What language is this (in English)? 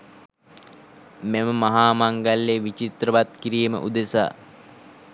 Sinhala